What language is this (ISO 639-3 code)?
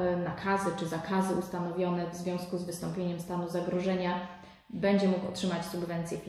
pol